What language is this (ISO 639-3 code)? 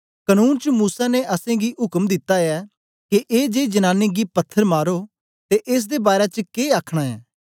doi